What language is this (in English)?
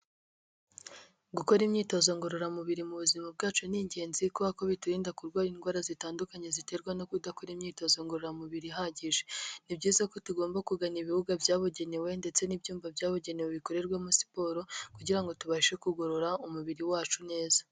Kinyarwanda